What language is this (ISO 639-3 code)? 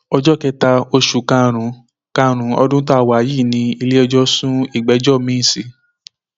yor